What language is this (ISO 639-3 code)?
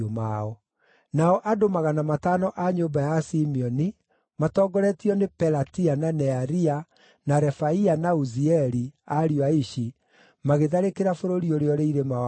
kik